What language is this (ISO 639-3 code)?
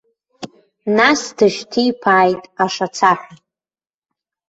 abk